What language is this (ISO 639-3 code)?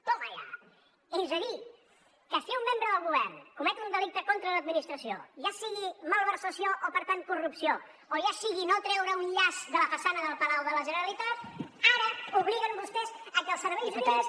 cat